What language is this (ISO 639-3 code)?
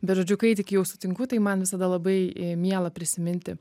lit